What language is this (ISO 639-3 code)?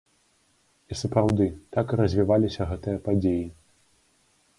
bel